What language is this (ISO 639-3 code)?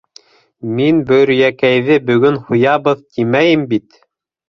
bak